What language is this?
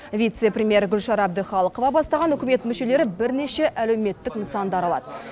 Kazakh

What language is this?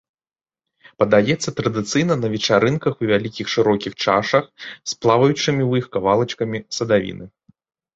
Belarusian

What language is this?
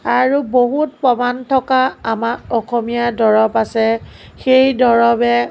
Assamese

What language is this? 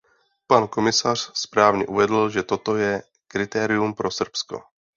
Czech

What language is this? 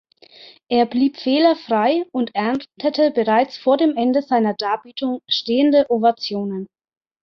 German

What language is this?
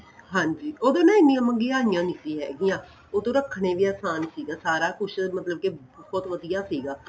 Punjabi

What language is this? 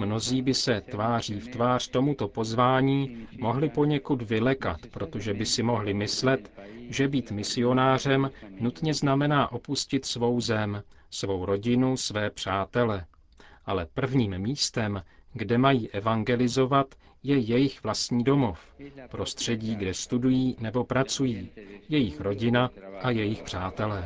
Czech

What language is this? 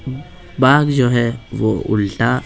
Hindi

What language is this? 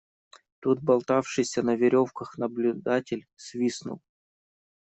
Russian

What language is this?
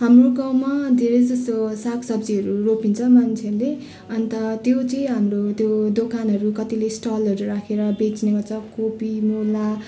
Nepali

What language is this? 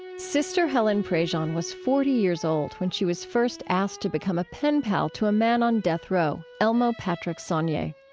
English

